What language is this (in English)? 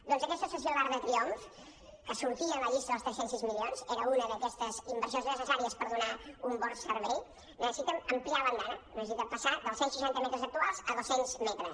Catalan